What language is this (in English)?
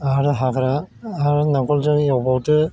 Bodo